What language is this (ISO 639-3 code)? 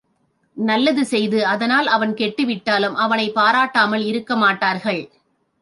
tam